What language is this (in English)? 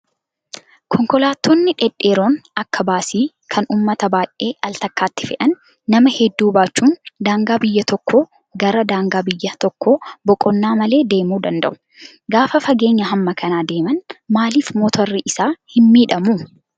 Oromo